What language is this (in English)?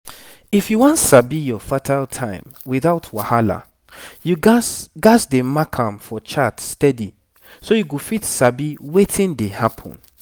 Nigerian Pidgin